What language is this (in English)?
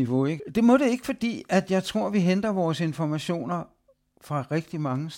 Danish